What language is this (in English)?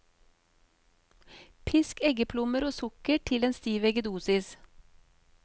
Norwegian